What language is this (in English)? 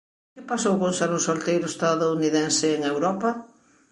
Galician